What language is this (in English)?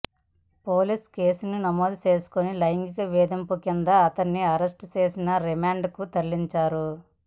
Telugu